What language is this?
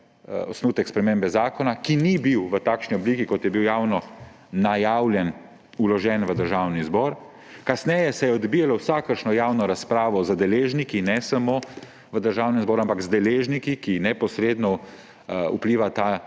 Slovenian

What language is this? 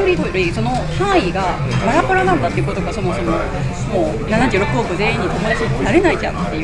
Japanese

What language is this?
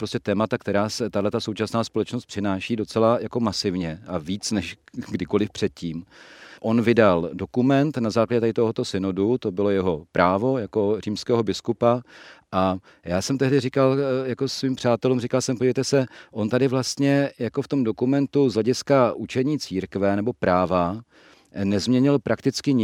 Czech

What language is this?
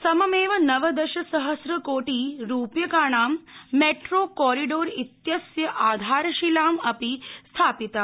Sanskrit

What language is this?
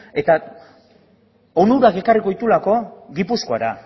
Basque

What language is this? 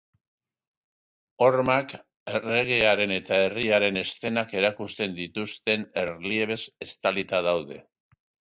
Basque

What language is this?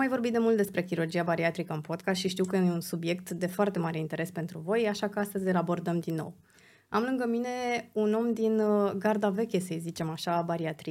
Romanian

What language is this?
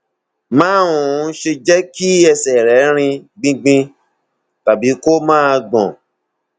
Yoruba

